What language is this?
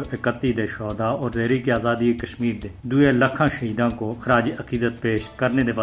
Urdu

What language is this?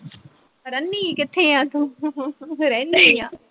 Punjabi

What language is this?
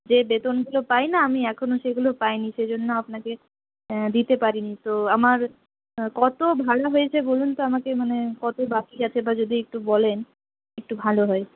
Bangla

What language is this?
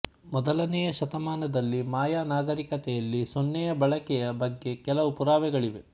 Kannada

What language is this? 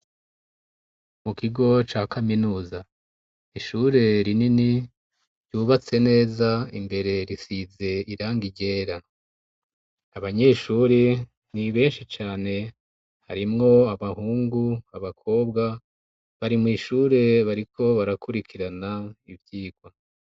Rundi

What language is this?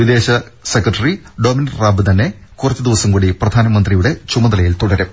Malayalam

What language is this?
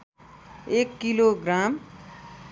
Nepali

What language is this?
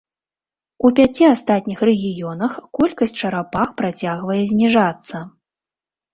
Belarusian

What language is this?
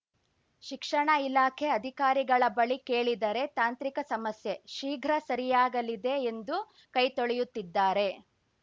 Kannada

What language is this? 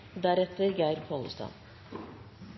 Norwegian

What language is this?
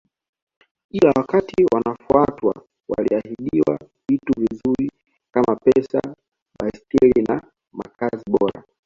Swahili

